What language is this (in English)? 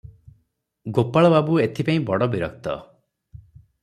Odia